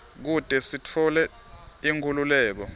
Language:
Swati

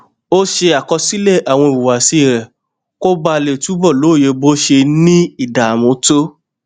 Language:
Yoruba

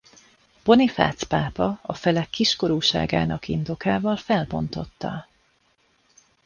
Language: Hungarian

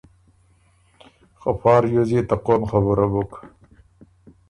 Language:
Ormuri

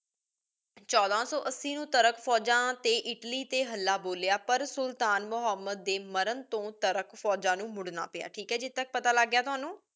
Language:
Punjabi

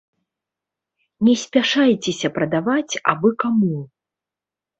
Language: Belarusian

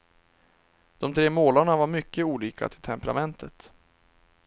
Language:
Swedish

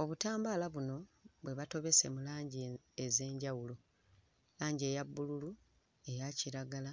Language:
Ganda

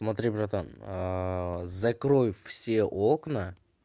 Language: Russian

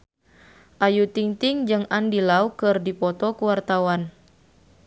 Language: Sundanese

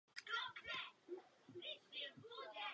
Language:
Czech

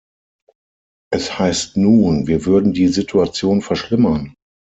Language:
German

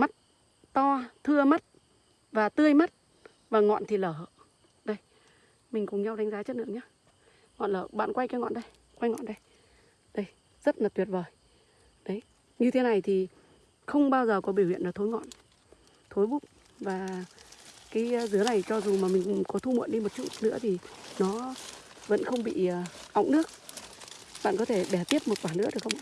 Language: Vietnamese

